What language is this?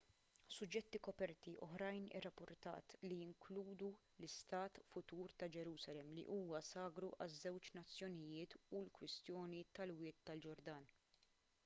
Maltese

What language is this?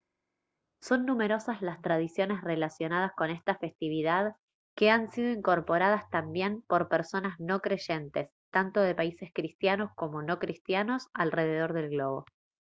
Spanish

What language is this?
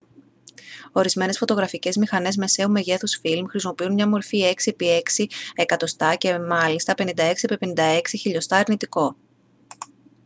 Greek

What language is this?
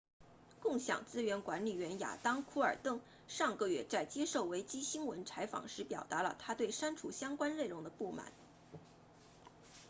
Chinese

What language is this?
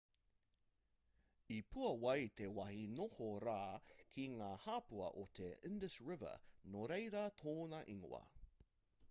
Māori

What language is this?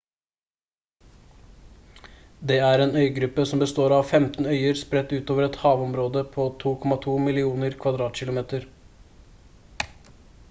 Norwegian Bokmål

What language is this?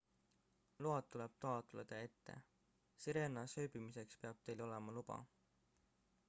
Estonian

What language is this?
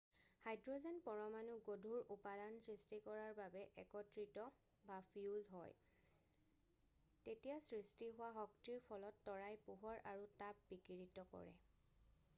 Assamese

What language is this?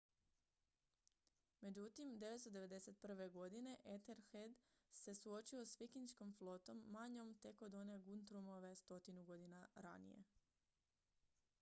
Croatian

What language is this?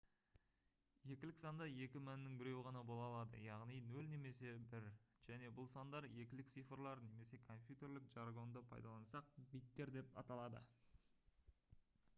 Kazakh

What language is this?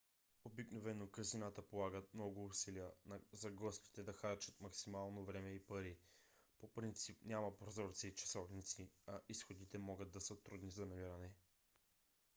Bulgarian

